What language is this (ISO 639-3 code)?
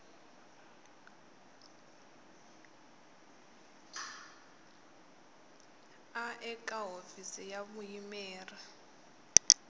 tso